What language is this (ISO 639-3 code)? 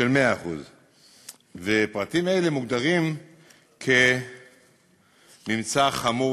heb